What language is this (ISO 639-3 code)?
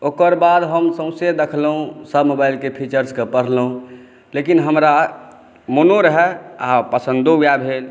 mai